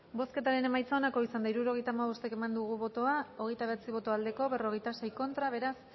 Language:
Basque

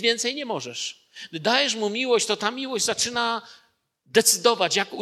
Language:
Polish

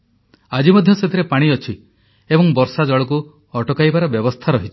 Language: Odia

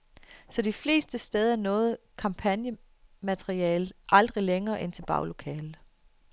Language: Danish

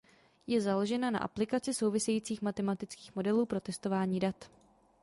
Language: Czech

